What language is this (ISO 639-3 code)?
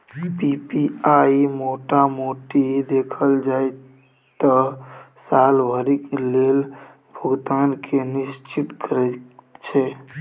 mai